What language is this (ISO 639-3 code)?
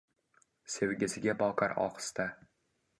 uzb